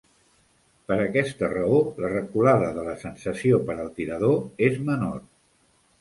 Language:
Catalan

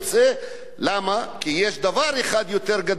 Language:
Hebrew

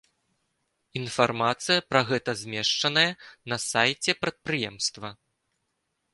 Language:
Belarusian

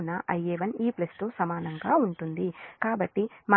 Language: Telugu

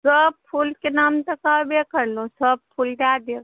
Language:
Maithili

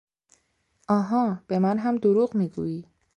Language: Persian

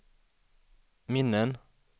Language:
Swedish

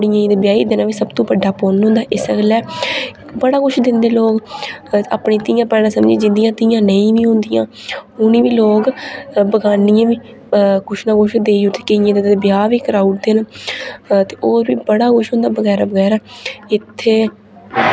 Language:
Dogri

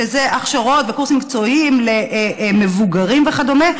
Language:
Hebrew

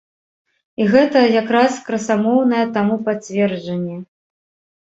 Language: Belarusian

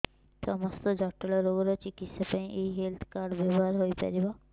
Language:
Odia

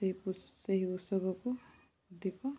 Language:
Odia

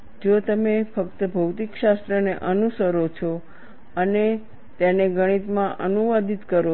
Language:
Gujarati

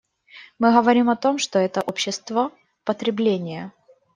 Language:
Russian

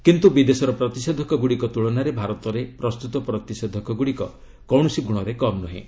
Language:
Odia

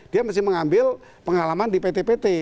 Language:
Indonesian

